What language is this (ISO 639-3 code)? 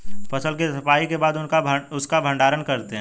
hin